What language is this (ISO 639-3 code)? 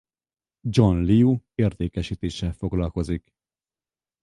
hun